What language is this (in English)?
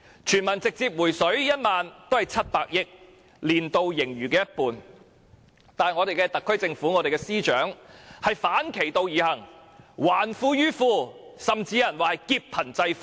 Cantonese